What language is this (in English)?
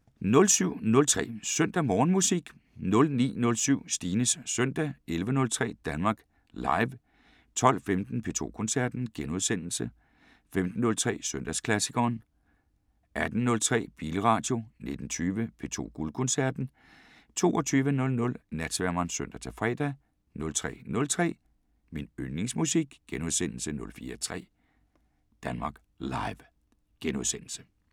Danish